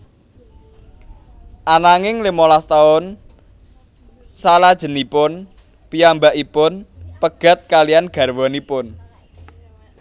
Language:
Javanese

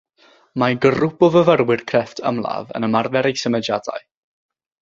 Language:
Welsh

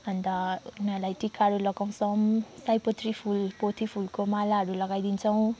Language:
Nepali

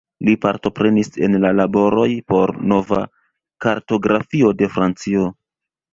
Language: Esperanto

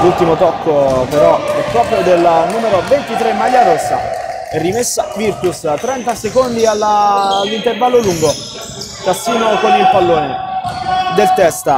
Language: Italian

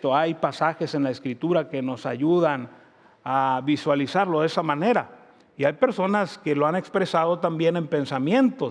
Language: Spanish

